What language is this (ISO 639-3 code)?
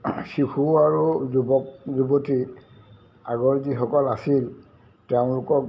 asm